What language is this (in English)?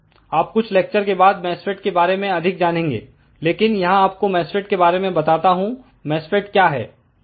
Hindi